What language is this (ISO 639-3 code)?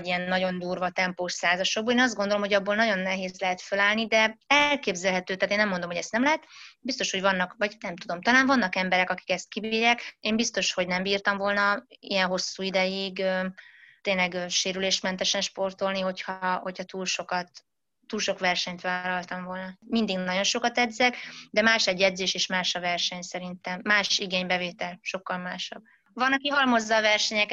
hun